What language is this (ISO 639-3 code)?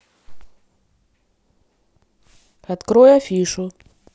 rus